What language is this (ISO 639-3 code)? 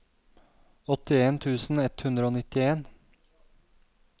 nor